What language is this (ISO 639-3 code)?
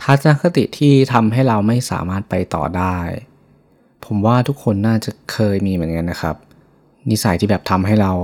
tha